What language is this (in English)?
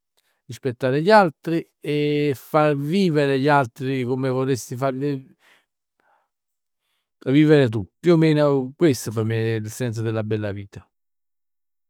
Neapolitan